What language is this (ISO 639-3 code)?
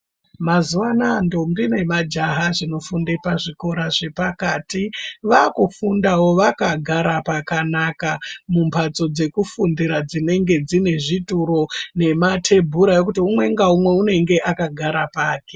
ndc